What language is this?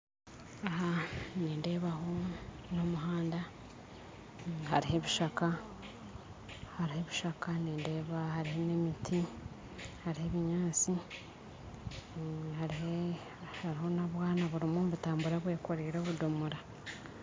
Nyankole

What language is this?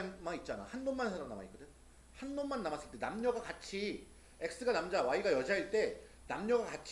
Korean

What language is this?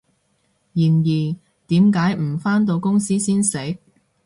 Cantonese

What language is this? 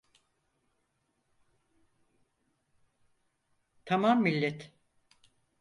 Turkish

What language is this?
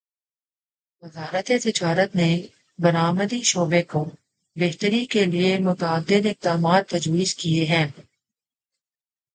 Urdu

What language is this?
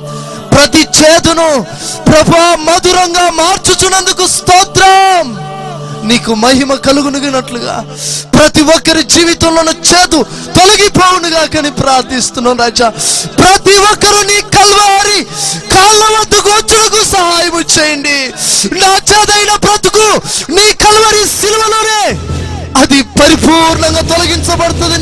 Telugu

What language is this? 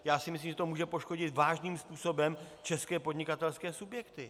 Czech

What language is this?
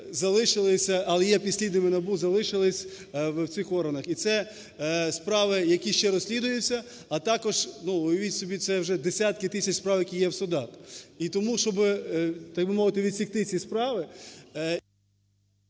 Ukrainian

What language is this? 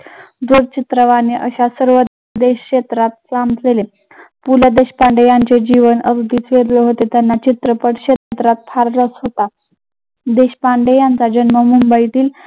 Marathi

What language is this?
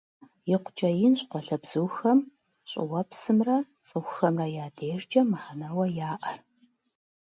Kabardian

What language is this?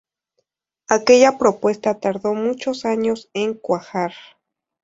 Spanish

